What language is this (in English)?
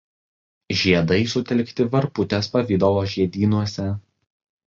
Lithuanian